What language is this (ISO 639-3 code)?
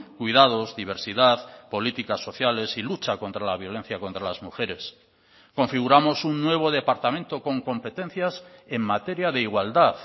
spa